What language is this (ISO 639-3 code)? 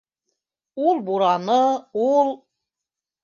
bak